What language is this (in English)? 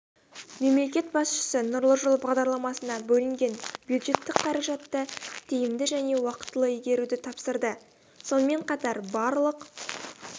Kazakh